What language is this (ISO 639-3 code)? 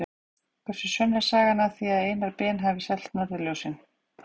isl